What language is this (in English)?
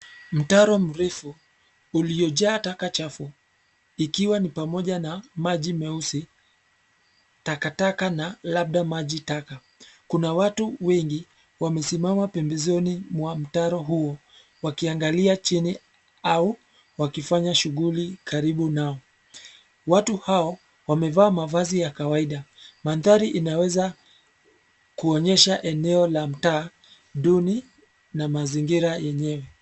Swahili